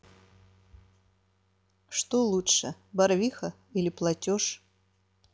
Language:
Russian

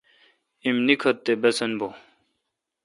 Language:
Kalkoti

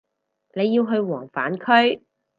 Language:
Cantonese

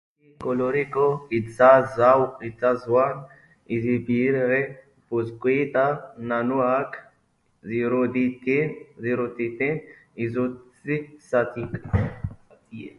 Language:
Basque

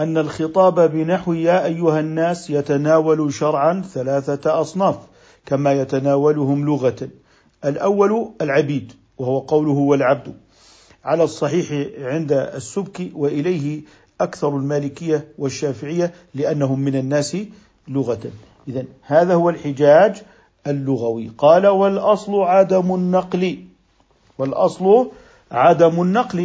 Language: Arabic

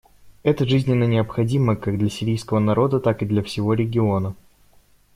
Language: Russian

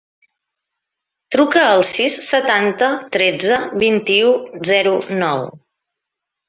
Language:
Catalan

